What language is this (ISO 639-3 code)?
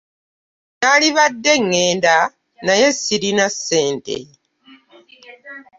lug